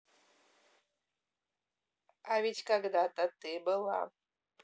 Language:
Russian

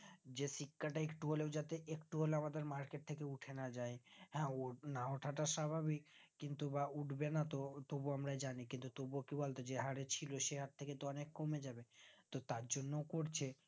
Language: Bangla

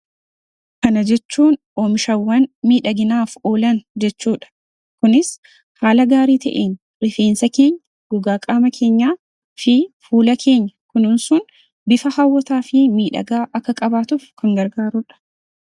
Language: Oromo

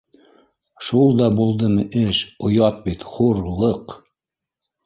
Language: Bashkir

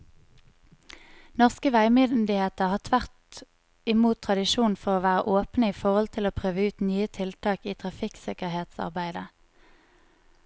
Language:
Norwegian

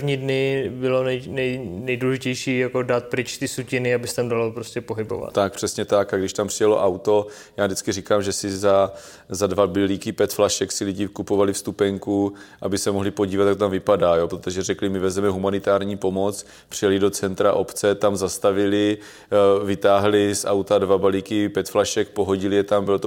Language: Czech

